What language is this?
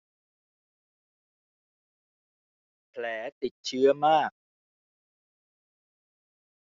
Thai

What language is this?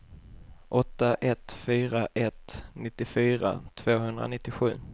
Swedish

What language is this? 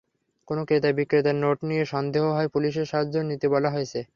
Bangla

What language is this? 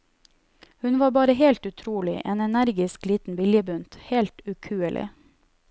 Norwegian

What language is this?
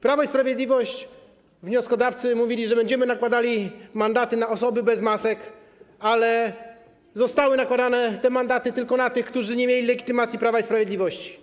Polish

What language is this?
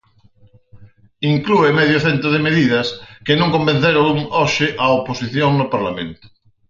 Galician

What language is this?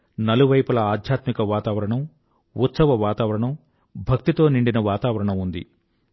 Telugu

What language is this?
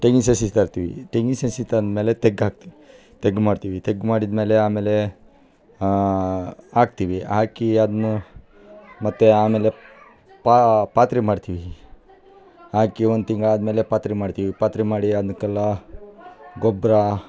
Kannada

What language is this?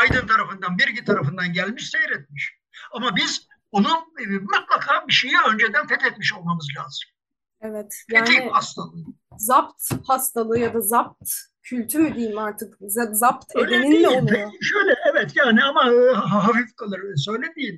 Turkish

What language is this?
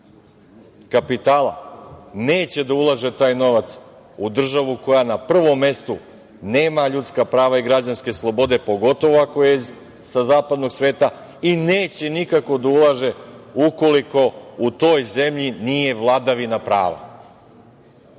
Serbian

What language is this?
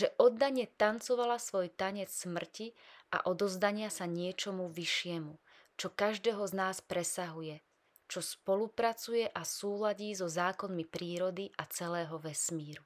Slovak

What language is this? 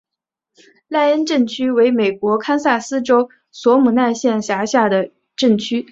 Chinese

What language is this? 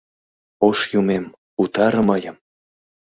Mari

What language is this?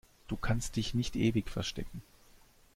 German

